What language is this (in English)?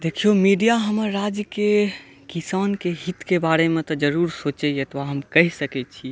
Maithili